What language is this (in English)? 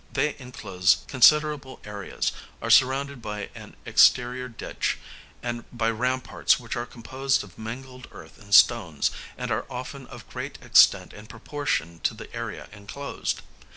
English